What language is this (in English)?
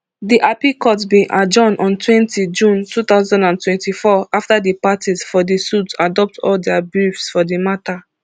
Nigerian Pidgin